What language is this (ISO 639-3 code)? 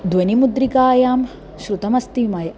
san